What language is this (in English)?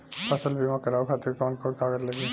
Bhojpuri